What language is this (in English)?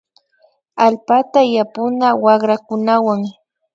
Imbabura Highland Quichua